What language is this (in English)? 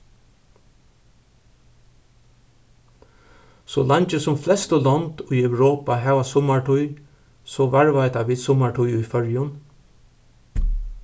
Faroese